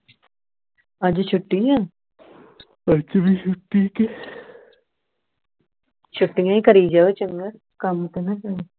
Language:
Punjabi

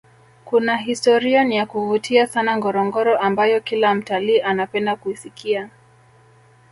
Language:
Swahili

